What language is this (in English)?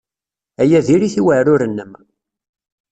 Kabyle